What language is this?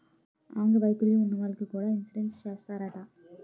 Telugu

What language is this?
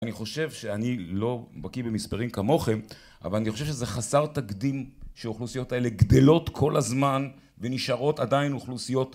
Hebrew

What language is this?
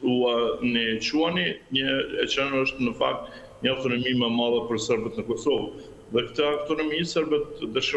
Romanian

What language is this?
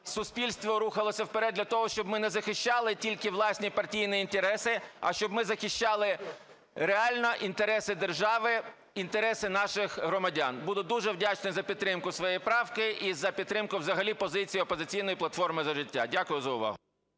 Ukrainian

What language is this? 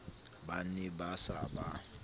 Southern Sotho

